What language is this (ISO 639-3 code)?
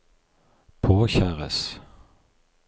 nor